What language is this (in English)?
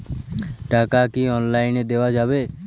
Bangla